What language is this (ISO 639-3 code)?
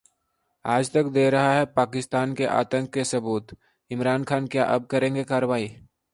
hin